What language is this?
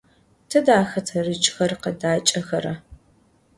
Adyghe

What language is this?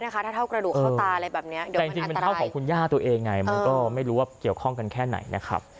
Thai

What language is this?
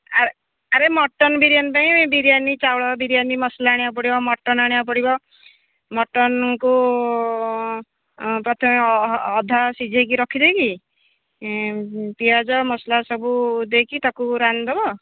Odia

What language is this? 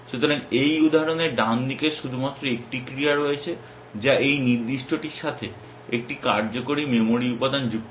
Bangla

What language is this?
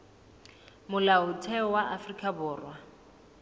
Southern Sotho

